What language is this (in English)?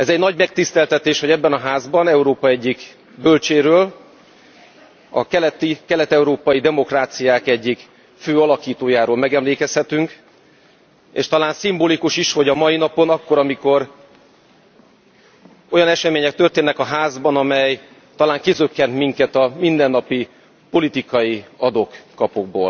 Hungarian